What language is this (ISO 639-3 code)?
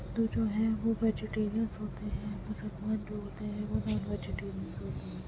urd